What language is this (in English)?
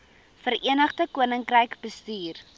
Afrikaans